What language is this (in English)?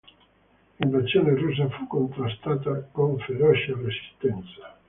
Italian